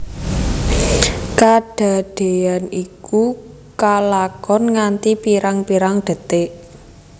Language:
Javanese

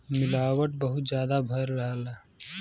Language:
Bhojpuri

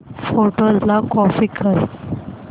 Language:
Marathi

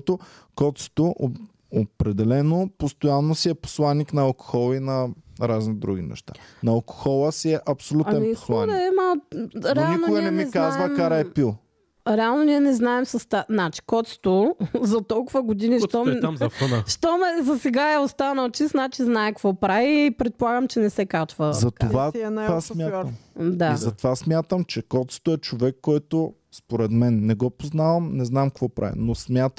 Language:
Bulgarian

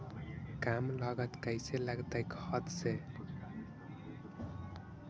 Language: Magahi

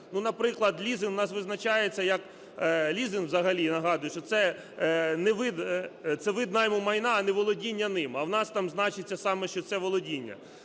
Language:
Ukrainian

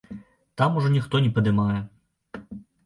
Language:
Belarusian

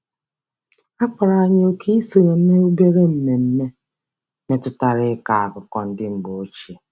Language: Igbo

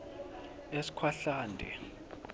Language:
Swati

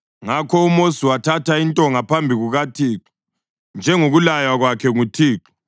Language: North Ndebele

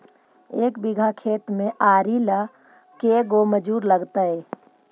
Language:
Magahi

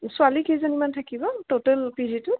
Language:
Assamese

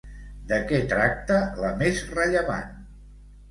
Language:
Catalan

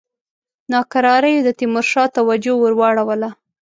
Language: Pashto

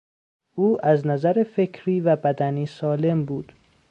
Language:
Persian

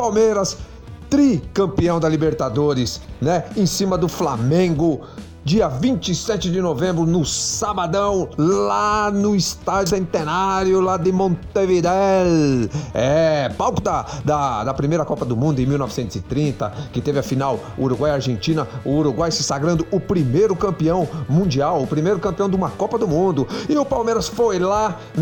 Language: Portuguese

